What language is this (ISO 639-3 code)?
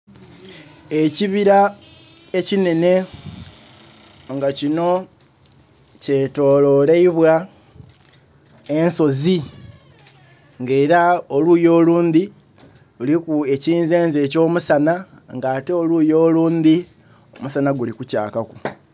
xog